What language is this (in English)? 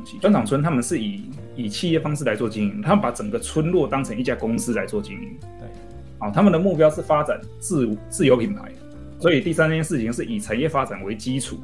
Chinese